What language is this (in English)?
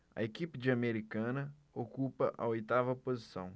Portuguese